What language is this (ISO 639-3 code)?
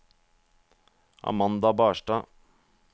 nor